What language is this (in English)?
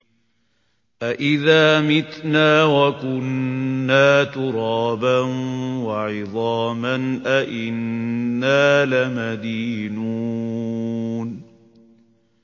Arabic